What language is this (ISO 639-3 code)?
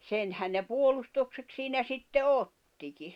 fin